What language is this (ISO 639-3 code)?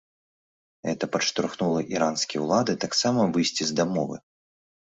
bel